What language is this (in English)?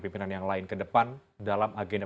Indonesian